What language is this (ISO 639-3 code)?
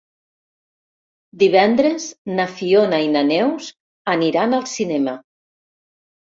cat